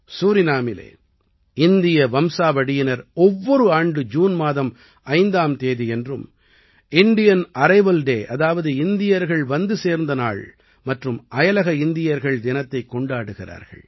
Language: Tamil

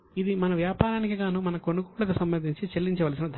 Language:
Telugu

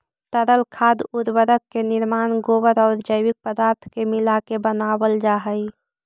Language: Magahi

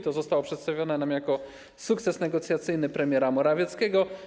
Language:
Polish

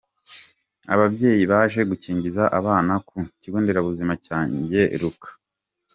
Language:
Kinyarwanda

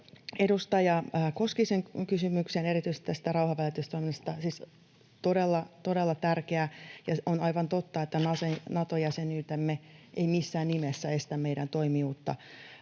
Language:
Finnish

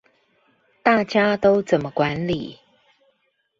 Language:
Chinese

